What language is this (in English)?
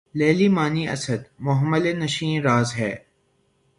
Urdu